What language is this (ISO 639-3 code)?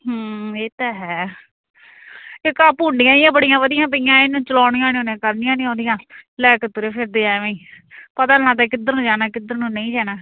pan